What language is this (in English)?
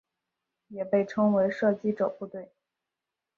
Chinese